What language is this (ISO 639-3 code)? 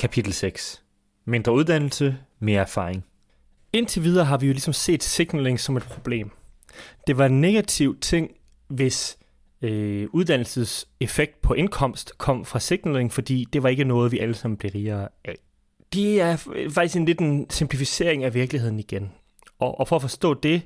dan